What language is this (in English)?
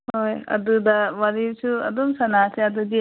Manipuri